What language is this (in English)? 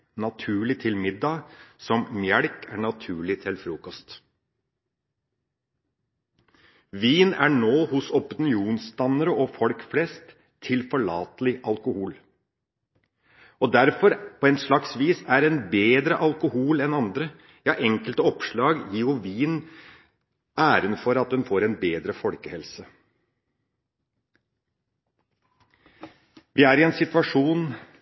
Norwegian Bokmål